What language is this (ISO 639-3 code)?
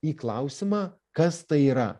lit